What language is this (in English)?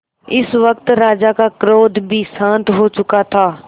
Hindi